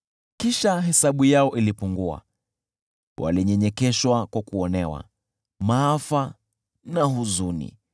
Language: Swahili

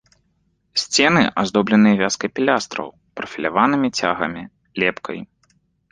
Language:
Belarusian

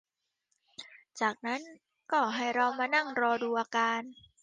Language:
Thai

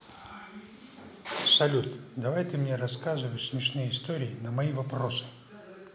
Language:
Russian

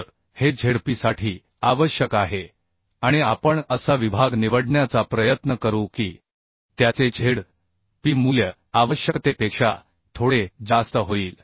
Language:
Marathi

